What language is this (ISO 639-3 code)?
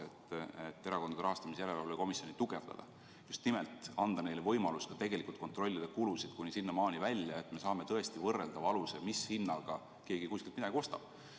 est